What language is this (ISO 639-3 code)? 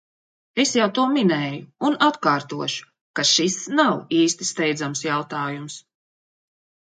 lav